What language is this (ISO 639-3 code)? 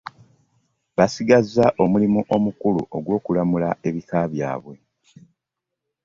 lug